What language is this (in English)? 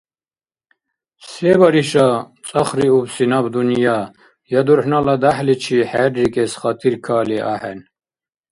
Dargwa